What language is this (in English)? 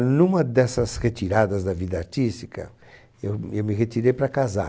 Portuguese